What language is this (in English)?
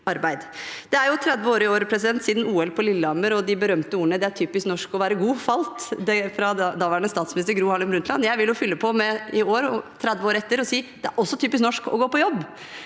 Norwegian